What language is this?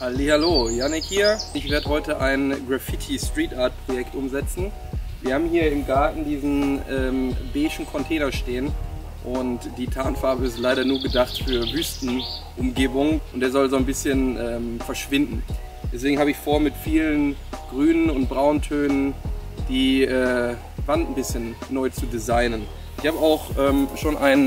German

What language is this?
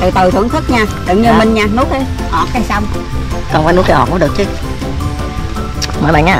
Vietnamese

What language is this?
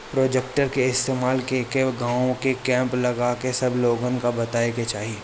Bhojpuri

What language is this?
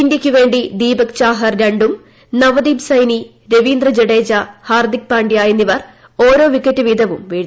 Malayalam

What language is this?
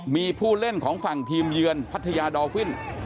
Thai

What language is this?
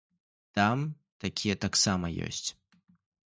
Belarusian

